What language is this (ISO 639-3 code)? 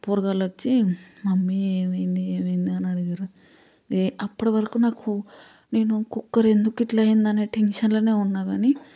tel